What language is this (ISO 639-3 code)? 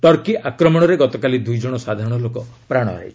ori